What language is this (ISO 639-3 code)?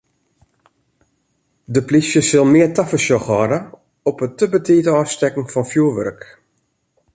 fry